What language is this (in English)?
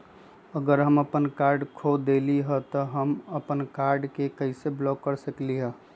Magahi